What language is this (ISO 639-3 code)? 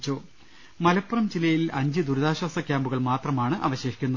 mal